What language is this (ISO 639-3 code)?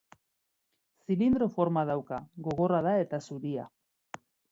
eus